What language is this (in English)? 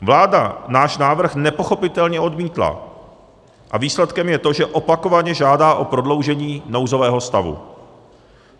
Czech